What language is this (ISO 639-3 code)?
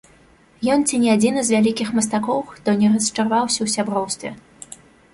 bel